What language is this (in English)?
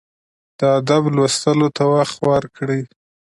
Pashto